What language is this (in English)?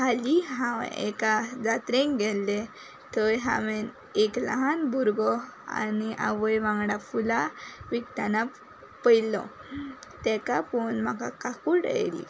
Konkani